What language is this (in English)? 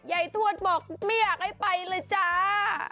Thai